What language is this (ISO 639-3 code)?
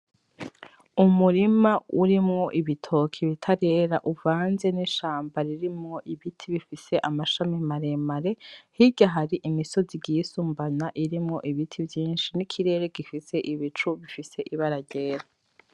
run